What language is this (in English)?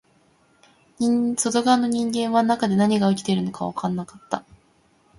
Japanese